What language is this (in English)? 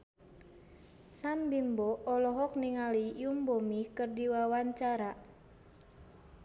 Sundanese